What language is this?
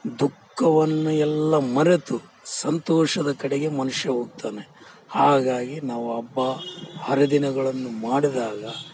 Kannada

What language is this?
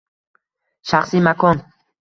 Uzbek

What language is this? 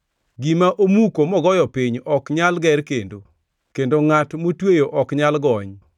Luo (Kenya and Tanzania)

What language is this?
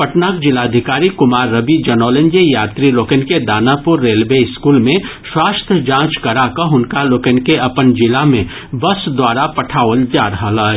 Maithili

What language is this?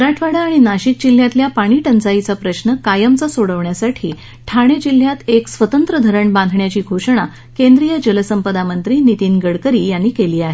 Marathi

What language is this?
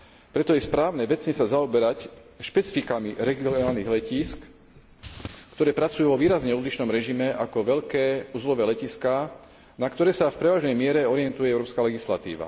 Slovak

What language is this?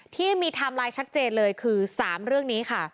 Thai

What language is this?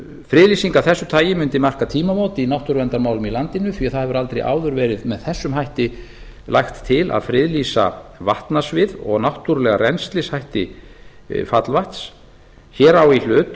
Icelandic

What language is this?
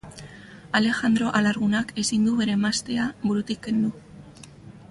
Basque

